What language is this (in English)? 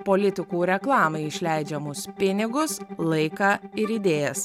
Lithuanian